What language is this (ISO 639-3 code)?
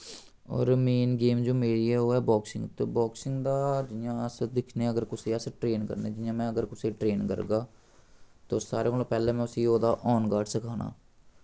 doi